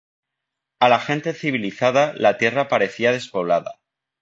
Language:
Spanish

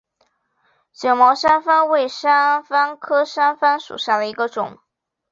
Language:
Chinese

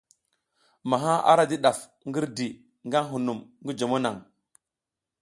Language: South Giziga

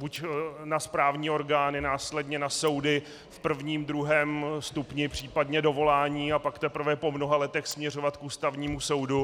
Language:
Czech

